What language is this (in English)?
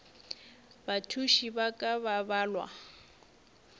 Northern Sotho